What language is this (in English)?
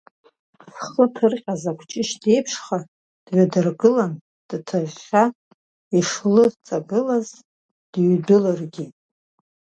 Abkhazian